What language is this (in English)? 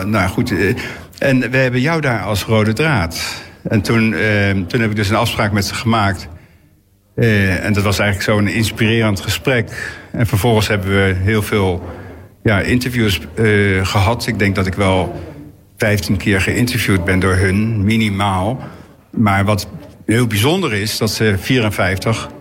Dutch